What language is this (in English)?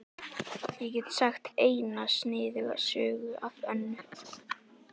Icelandic